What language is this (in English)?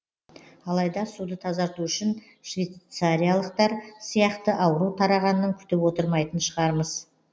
Kazakh